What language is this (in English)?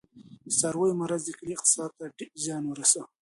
Pashto